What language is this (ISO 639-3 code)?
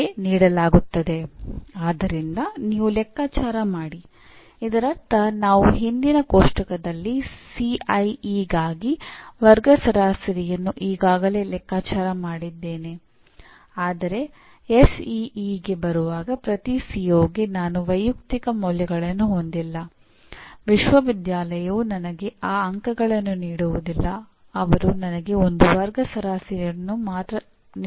kan